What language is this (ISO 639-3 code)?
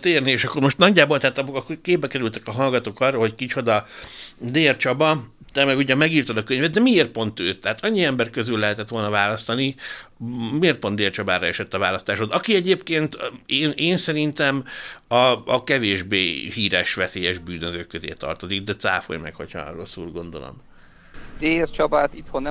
hun